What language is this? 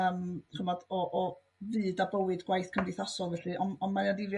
Welsh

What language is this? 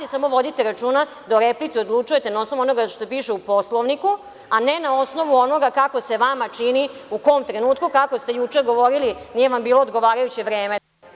Serbian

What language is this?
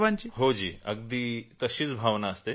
Marathi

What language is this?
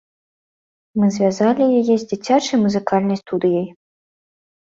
Belarusian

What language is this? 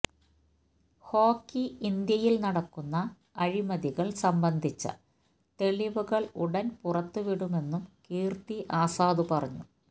Malayalam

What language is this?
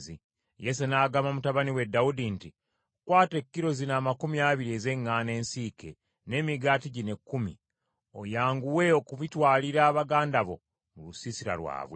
Ganda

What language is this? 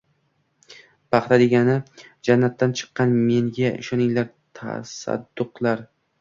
Uzbek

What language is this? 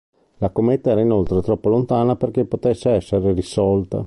Italian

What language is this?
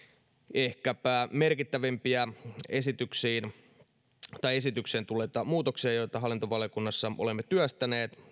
Finnish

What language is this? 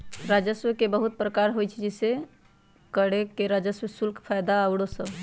Magahi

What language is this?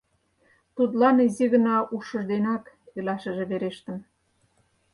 Mari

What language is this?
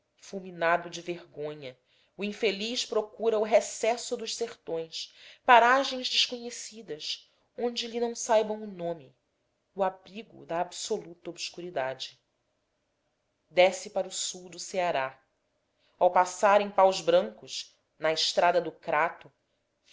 Portuguese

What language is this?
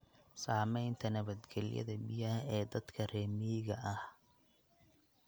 Somali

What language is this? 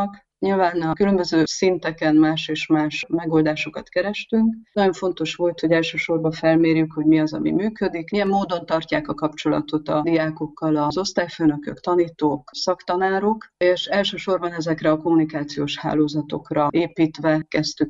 Hungarian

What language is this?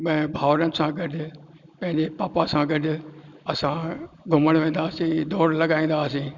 Sindhi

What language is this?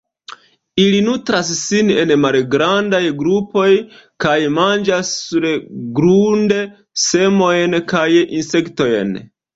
Esperanto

